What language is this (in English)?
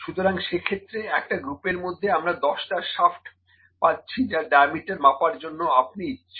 Bangla